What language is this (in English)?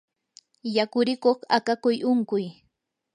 Yanahuanca Pasco Quechua